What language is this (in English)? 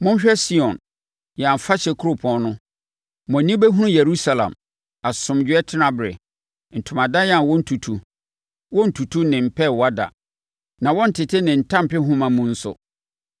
Akan